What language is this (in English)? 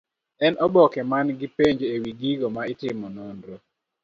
Luo (Kenya and Tanzania)